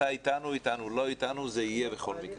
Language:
Hebrew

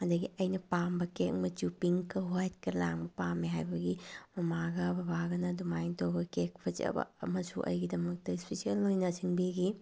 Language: Manipuri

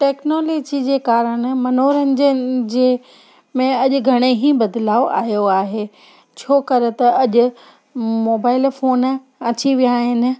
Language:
Sindhi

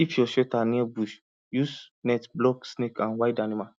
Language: Nigerian Pidgin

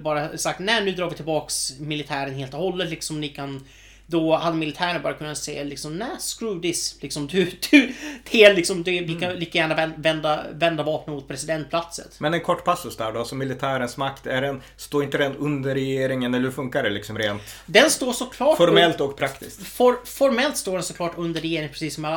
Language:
Swedish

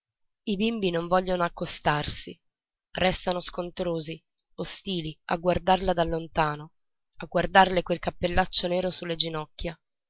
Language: Italian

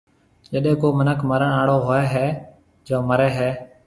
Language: Marwari (Pakistan)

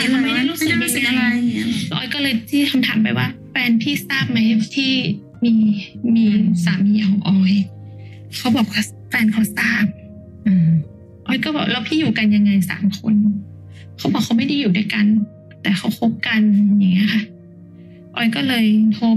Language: Thai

